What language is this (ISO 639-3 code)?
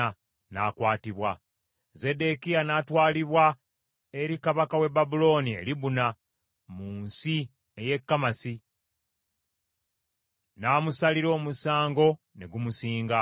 lug